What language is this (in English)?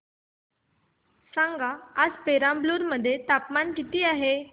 Marathi